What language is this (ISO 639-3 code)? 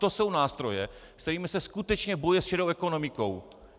ces